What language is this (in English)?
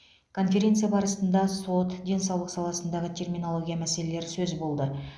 Kazakh